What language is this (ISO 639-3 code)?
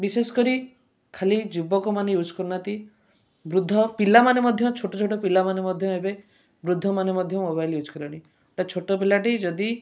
ori